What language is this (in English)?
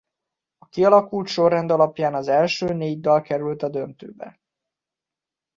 Hungarian